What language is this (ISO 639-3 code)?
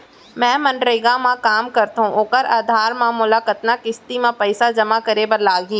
hne